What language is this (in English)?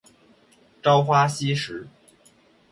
Chinese